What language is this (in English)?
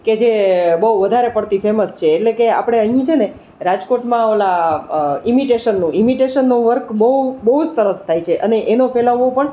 Gujarati